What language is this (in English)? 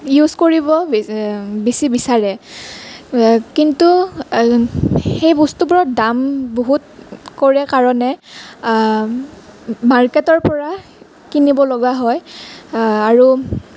Assamese